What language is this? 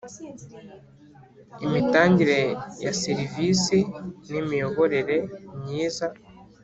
Kinyarwanda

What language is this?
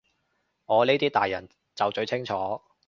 Cantonese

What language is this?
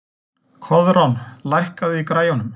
Icelandic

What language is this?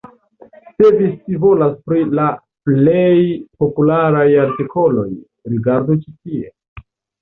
Esperanto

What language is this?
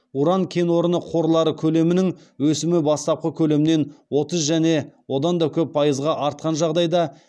Kazakh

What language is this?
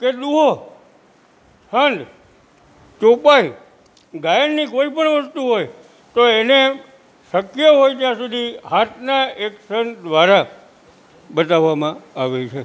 Gujarati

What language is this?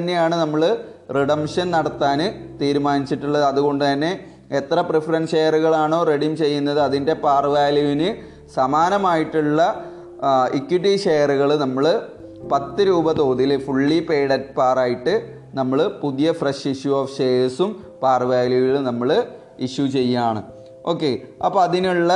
Malayalam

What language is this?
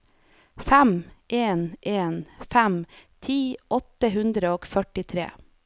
Norwegian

